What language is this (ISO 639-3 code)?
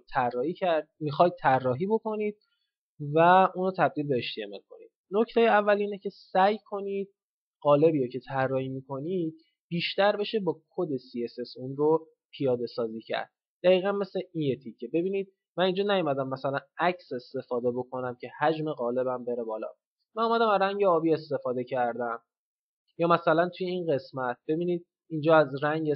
fas